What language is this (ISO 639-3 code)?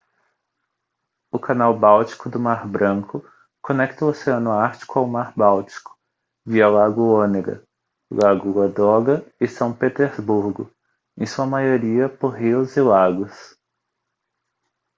por